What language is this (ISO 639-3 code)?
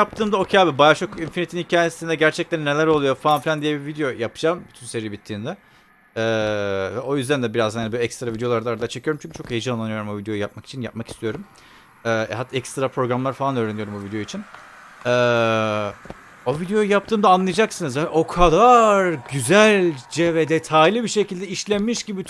tur